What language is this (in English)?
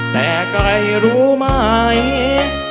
Thai